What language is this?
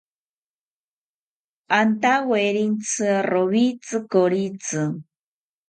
South Ucayali Ashéninka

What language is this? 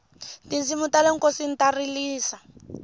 Tsonga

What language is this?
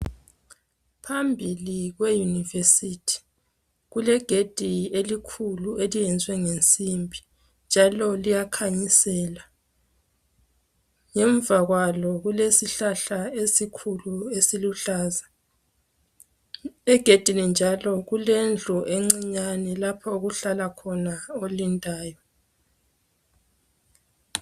North Ndebele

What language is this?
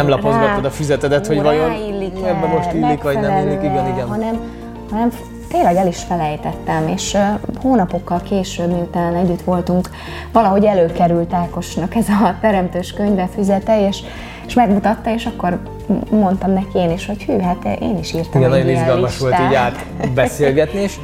Hungarian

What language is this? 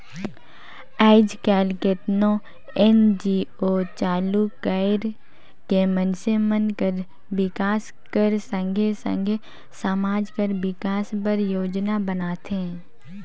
Chhattisgarhi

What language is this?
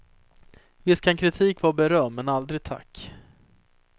Swedish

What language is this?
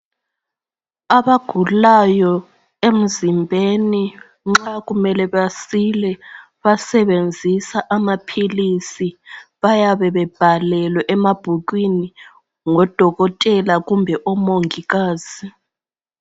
North Ndebele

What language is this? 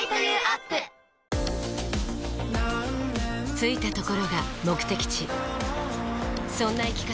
Japanese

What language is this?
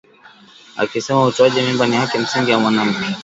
Swahili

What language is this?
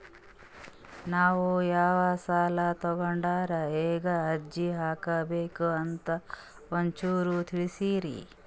Kannada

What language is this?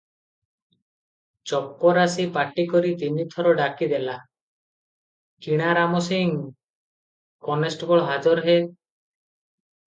Odia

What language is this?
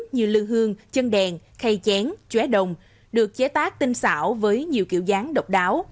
Vietnamese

